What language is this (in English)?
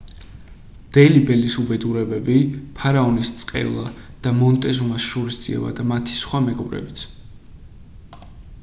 Georgian